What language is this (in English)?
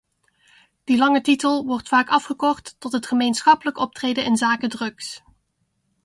Dutch